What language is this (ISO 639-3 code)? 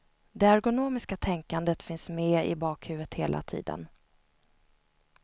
swe